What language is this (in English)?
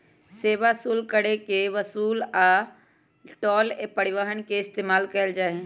Magahi